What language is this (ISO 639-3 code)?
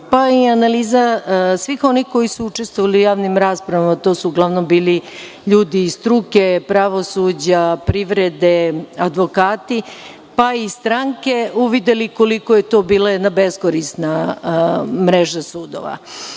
srp